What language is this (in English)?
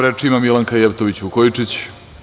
Serbian